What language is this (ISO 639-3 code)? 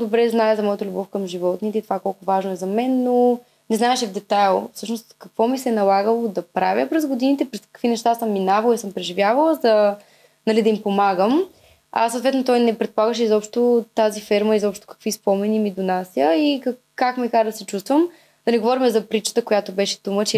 bul